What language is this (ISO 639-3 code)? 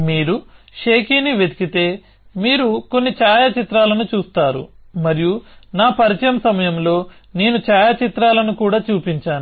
tel